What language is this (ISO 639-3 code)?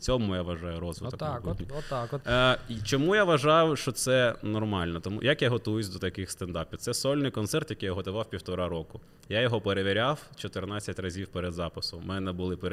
ukr